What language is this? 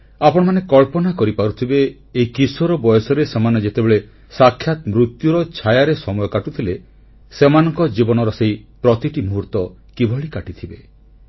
Odia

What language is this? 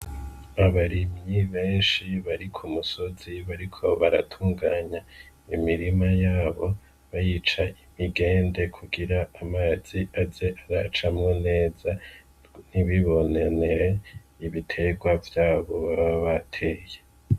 Rundi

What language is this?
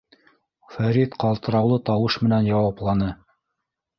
Bashkir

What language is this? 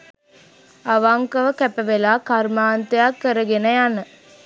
Sinhala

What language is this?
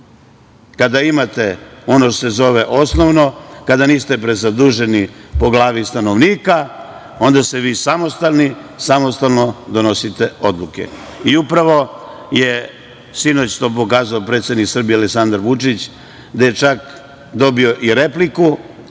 Serbian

